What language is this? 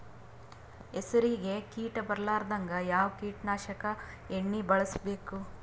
Kannada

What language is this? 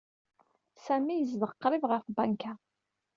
Kabyle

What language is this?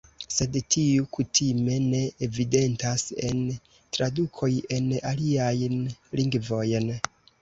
Esperanto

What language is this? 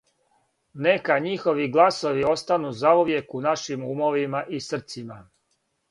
Serbian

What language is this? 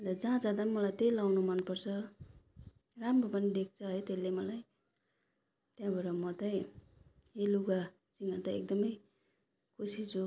Nepali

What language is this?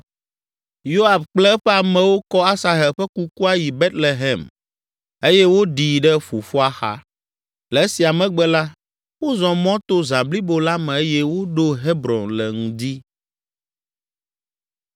Ewe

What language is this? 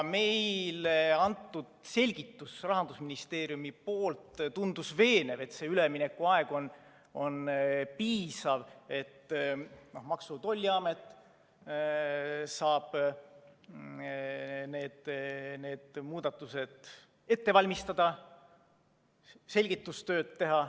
Estonian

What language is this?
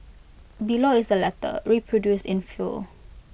English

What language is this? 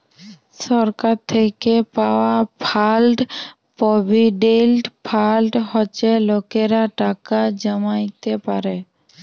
Bangla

